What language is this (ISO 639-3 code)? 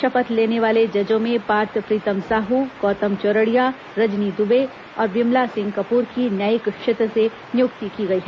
hin